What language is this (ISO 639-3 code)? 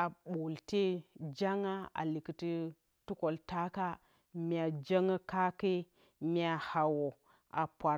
bcy